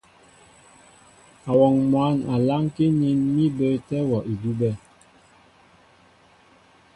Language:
Mbo (Cameroon)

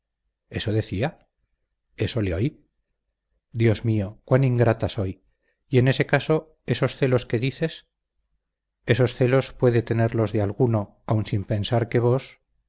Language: Spanish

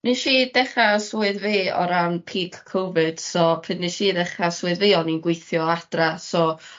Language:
Welsh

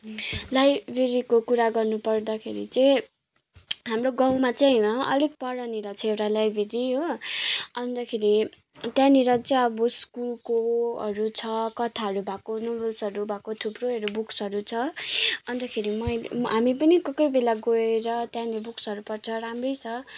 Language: Nepali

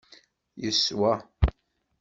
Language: Kabyle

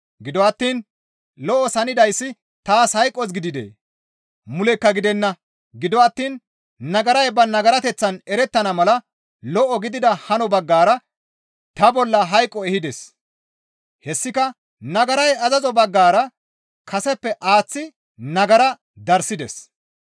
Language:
Gamo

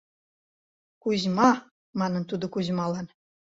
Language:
Mari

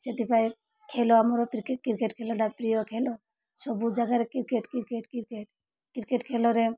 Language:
Odia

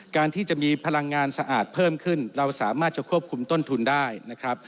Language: Thai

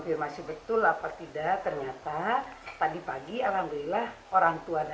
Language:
Indonesian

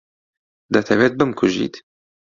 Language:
Central Kurdish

